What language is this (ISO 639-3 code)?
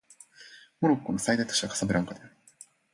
jpn